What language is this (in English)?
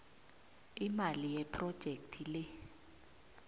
South Ndebele